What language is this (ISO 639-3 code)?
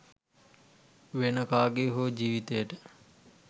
sin